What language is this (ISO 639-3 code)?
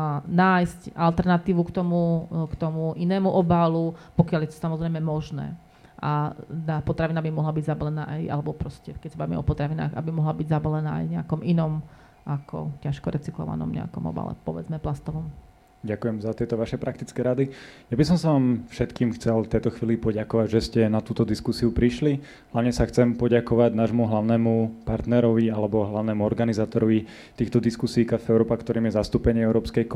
slk